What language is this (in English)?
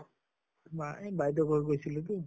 Assamese